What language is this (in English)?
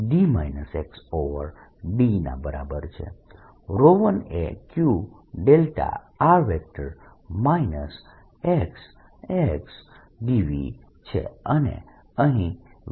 Gujarati